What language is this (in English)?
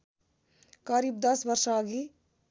Nepali